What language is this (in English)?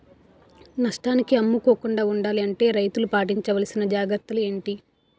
Telugu